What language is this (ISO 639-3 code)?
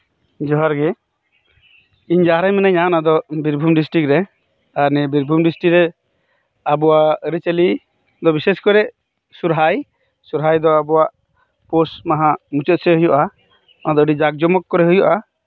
sat